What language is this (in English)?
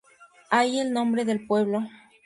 Spanish